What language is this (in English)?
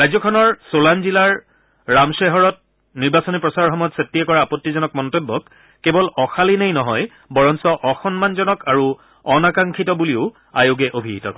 Assamese